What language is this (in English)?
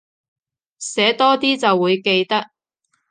Cantonese